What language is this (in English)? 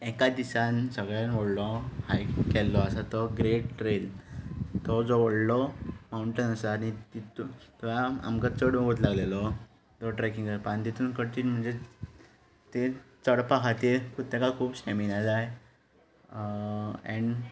Konkani